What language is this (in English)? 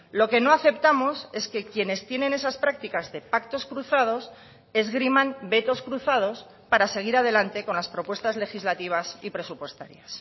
Spanish